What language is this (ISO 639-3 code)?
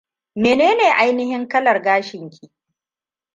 hau